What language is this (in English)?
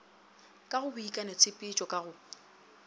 Northern Sotho